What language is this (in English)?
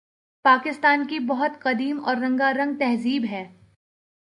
Urdu